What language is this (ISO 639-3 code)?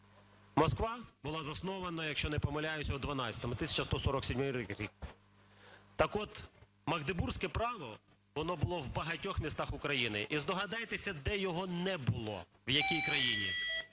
ukr